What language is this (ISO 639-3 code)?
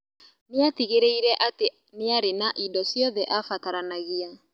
kik